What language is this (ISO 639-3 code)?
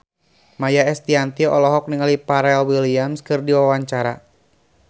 sun